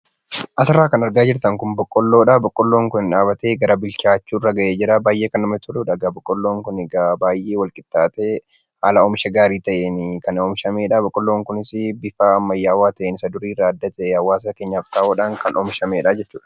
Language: Oromo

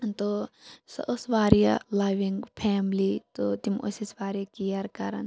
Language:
Kashmiri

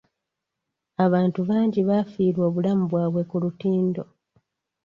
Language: Ganda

